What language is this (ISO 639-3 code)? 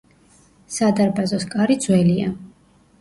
kat